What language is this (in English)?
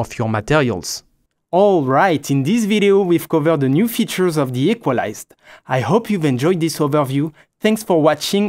English